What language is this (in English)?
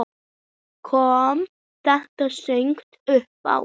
Icelandic